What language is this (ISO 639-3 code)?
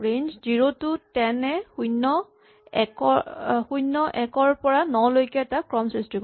asm